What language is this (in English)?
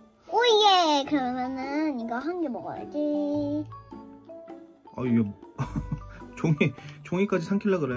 Korean